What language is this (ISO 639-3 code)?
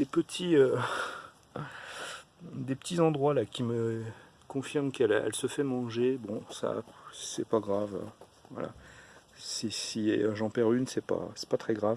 fra